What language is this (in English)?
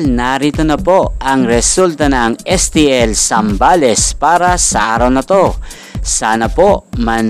Filipino